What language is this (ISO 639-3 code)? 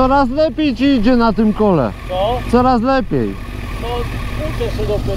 pol